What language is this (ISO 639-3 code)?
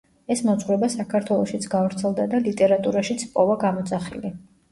kat